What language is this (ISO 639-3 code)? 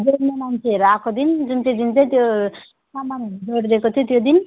nep